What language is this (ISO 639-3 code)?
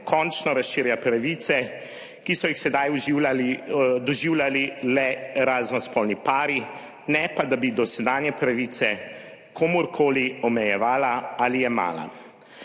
slv